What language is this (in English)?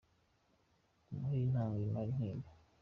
Kinyarwanda